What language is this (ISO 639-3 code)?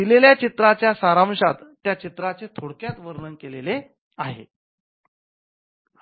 mar